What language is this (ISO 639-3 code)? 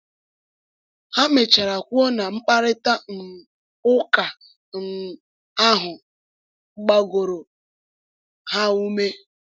ibo